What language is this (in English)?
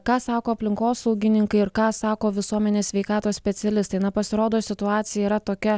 Lithuanian